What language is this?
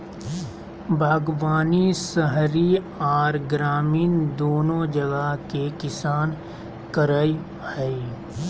Magahi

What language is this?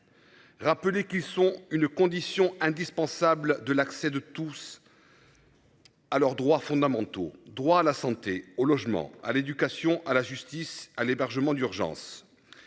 French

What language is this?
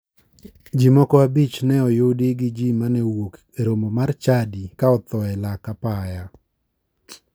Luo (Kenya and Tanzania)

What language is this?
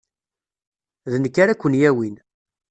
Kabyle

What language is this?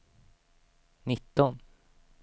Swedish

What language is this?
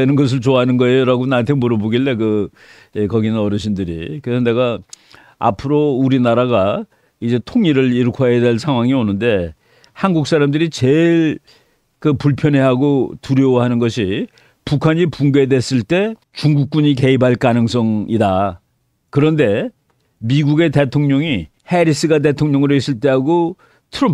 Korean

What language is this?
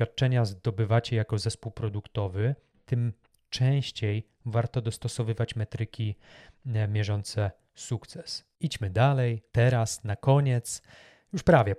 Polish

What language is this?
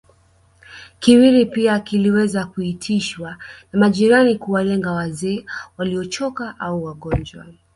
Swahili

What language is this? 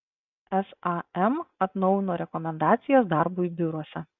Lithuanian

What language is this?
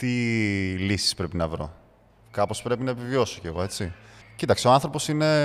Greek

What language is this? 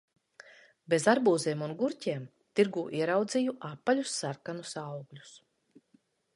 Latvian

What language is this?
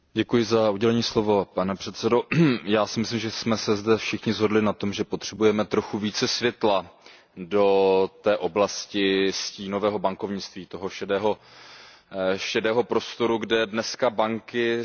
Czech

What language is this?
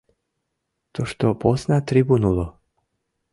Mari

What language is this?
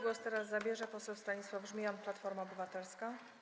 Polish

